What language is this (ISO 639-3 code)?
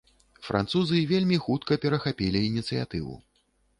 bel